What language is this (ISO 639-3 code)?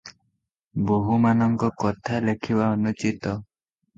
ori